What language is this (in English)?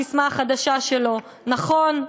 Hebrew